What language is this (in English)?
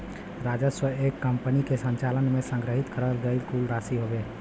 Bhojpuri